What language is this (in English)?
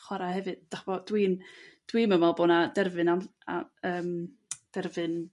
Welsh